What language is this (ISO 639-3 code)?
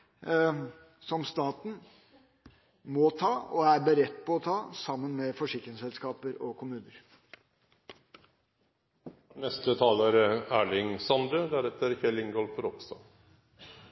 nor